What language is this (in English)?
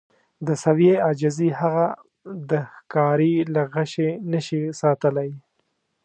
Pashto